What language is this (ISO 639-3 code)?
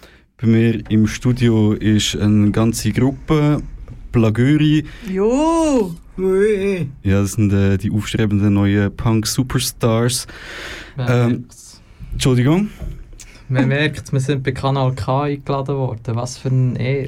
deu